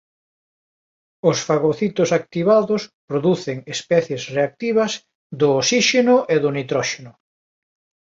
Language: Galician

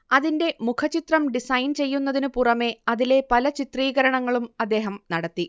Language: Malayalam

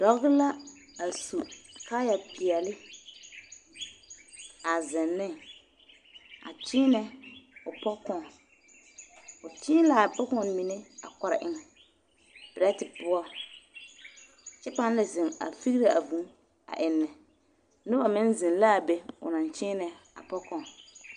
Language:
Southern Dagaare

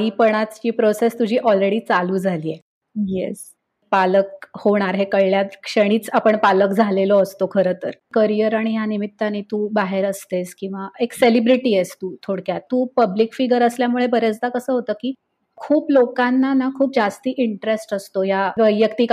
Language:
Marathi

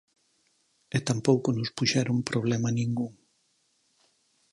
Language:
Galician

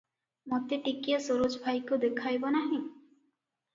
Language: Odia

